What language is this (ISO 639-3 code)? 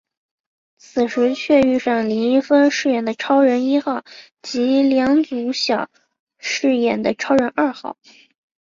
zho